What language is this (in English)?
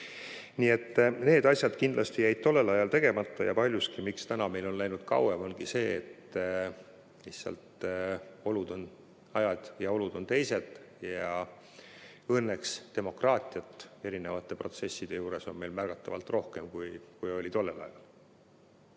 Estonian